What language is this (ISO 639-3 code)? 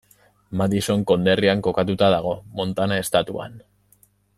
eus